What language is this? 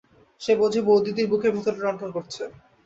Bangla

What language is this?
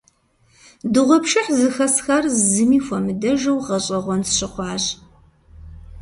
Kabardian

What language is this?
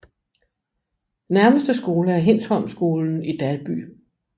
Danish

